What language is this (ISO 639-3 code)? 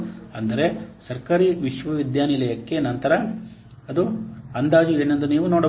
kan